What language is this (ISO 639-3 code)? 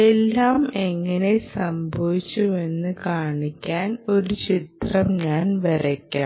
mal